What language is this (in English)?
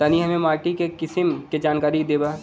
Bhojpuri